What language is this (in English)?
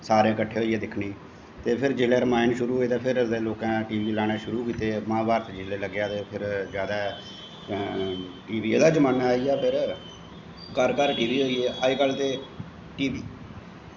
Dogri